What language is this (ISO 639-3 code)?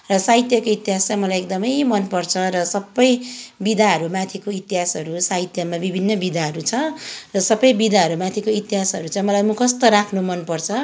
nep